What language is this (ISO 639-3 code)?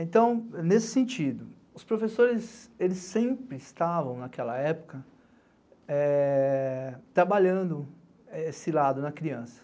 por